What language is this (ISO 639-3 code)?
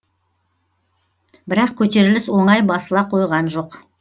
kaz